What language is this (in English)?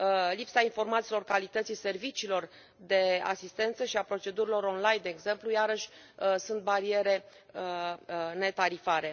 Romanian